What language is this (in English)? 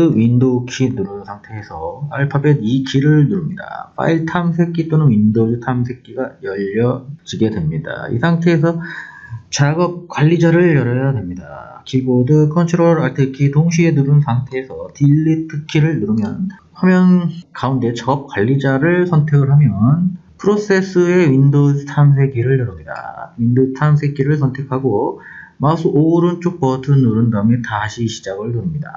Korean